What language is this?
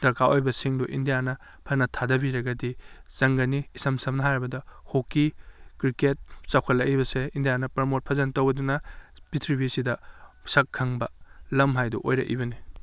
Manipuri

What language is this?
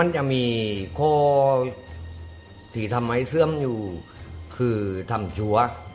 Thai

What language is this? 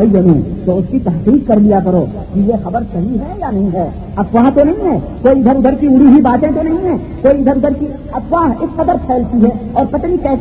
Urdu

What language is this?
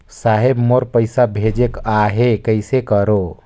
Chhattisgarhi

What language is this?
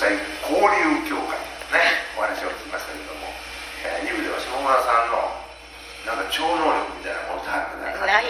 Japanese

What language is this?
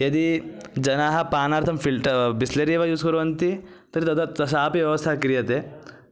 Sanskrit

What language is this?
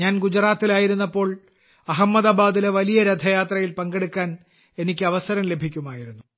Malayalam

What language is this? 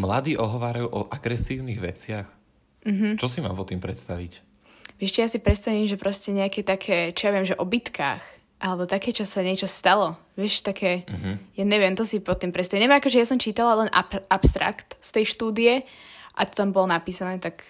Slovak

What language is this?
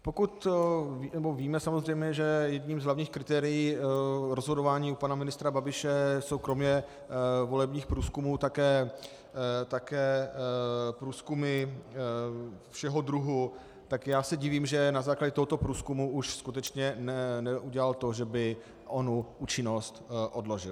Czech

